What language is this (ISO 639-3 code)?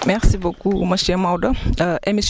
wol